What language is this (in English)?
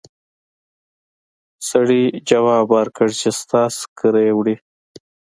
Pashto